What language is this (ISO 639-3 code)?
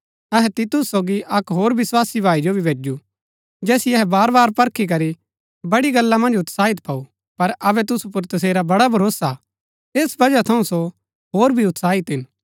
gbk